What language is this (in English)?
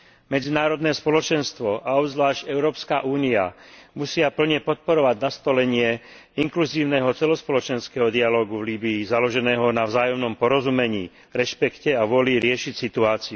Slovak